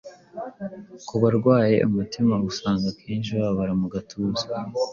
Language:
Kinyarwanda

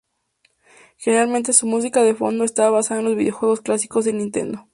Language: Spanish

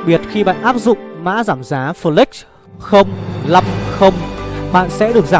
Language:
Vietnamese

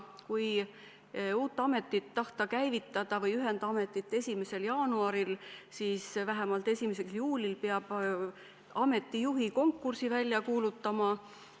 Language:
Estonian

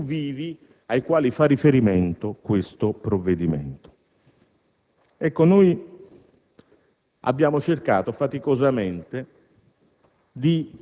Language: Italian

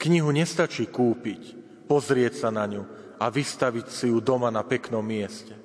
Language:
Slovak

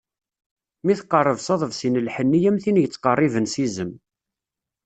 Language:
Kabyle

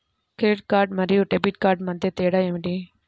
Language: Telugu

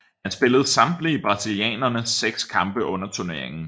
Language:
Danish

